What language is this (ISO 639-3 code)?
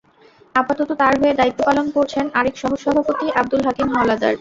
ben